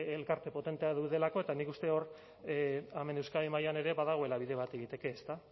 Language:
Basque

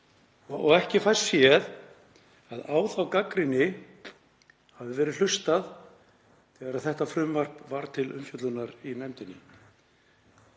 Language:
Icelandic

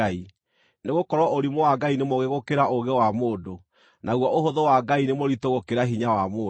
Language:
Kikuyu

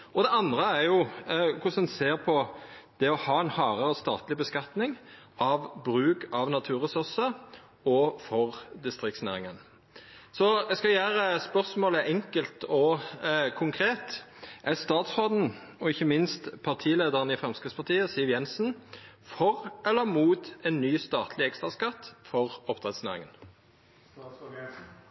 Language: Norwegian Nynorsk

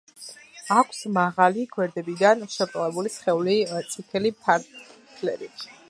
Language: Georgian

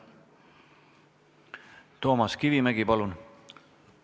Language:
Estonian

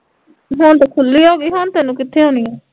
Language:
Punjabi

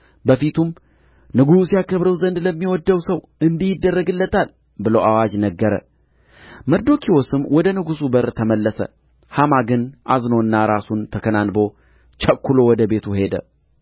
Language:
Amharic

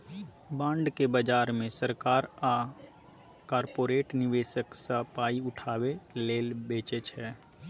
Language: Maithili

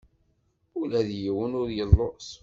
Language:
Kabyle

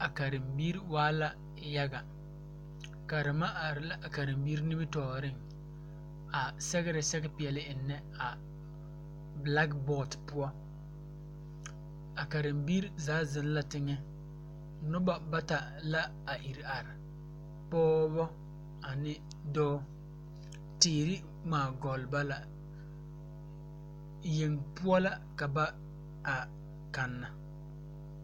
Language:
Southern Dagaare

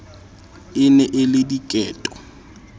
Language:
Southern Sotho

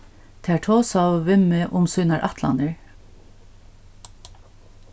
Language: Faroese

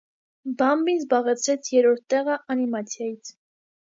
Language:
Armenian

